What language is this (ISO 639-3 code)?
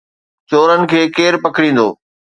snd